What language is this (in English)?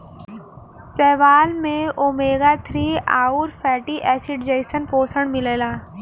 Bhojpuri